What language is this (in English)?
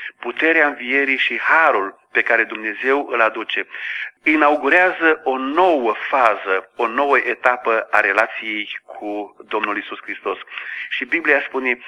Romanian